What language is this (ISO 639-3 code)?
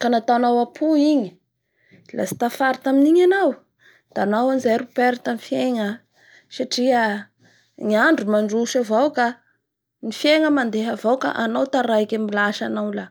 bhr